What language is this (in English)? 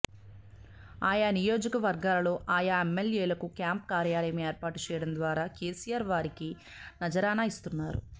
Telugu